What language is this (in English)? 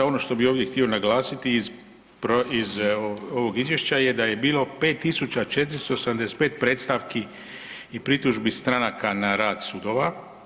Croatian